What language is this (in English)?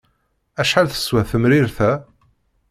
Kabyle